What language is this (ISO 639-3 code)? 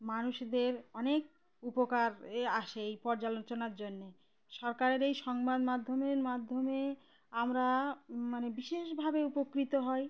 ben